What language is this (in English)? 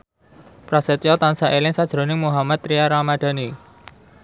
Javanese